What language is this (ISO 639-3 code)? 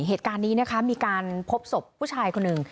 tha